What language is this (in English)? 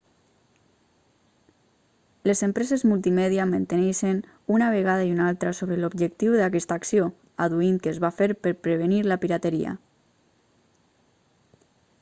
Catalan